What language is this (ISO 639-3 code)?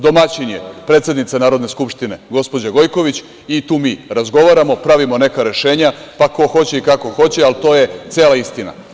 srp